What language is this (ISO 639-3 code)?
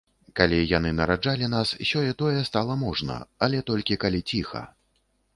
bel